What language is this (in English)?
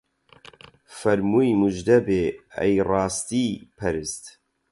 Central Kurdish